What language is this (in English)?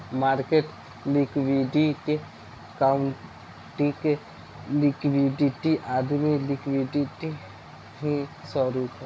Bhojpuri